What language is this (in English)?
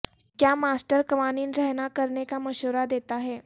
Urdu